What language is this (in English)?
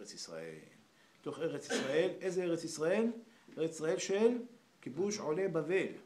Hebrew